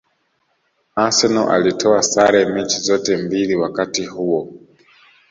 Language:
Swahili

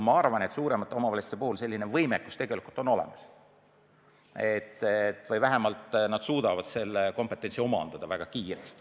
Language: Estonian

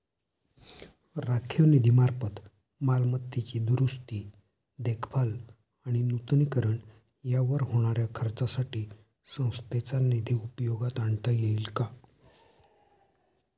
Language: Marathi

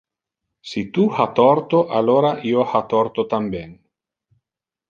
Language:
Interlingua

